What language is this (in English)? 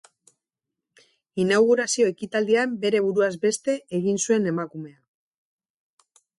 Basque